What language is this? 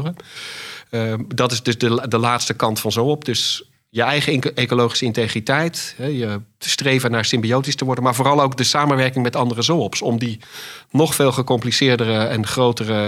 Dutch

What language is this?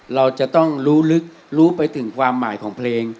Thai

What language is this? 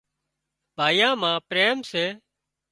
Wadiyara Koli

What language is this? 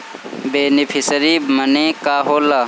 Bhojpuri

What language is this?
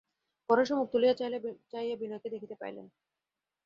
Bangla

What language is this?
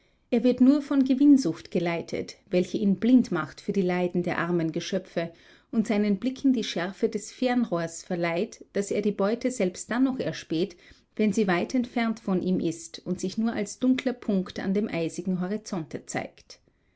German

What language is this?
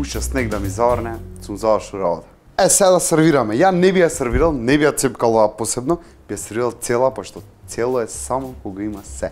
Macedonian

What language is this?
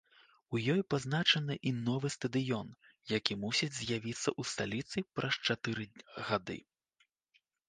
Belarusian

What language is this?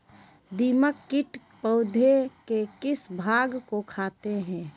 Magahi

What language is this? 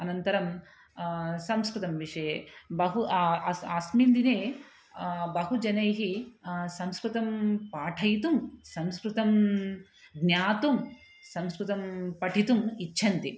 Sanskrit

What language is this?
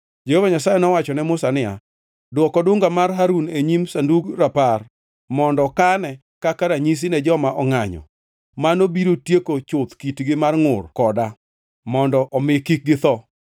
Luo (Kenya and Tanzania)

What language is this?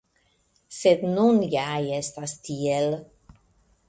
Esperanto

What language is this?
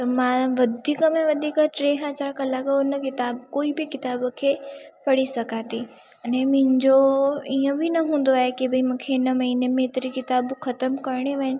Sindhi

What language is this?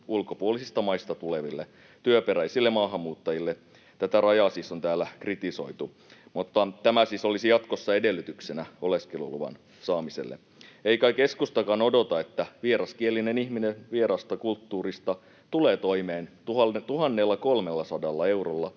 Finnish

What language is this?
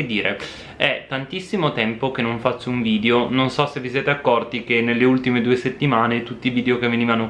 Italian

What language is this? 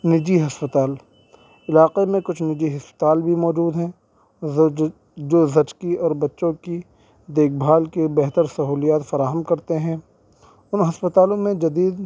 Urdu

